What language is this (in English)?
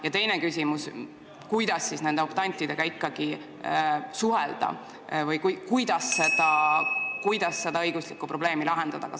Estonian